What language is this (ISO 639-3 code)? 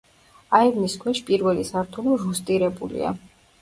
kat